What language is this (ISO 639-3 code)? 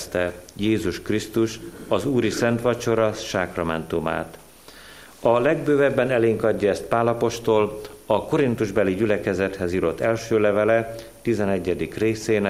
hun